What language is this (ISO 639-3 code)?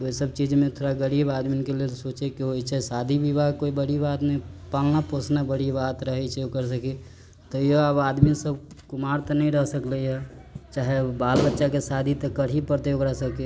mai